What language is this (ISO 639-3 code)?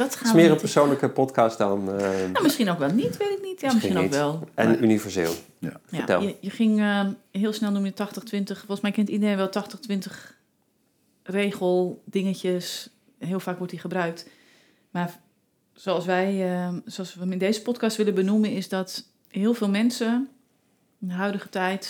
nld